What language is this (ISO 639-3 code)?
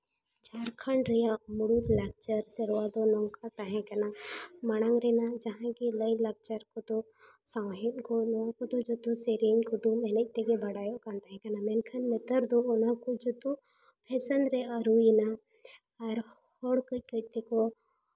sat